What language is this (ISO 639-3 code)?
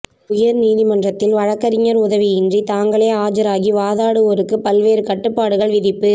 tam